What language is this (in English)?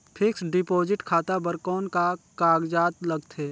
Chhattisgarhi